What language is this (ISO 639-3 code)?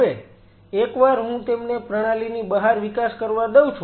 guj